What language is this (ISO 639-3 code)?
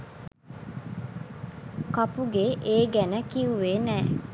sin